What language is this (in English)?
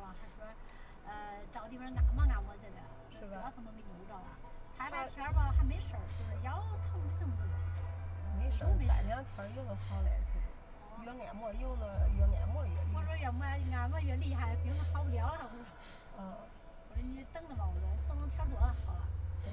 Chinese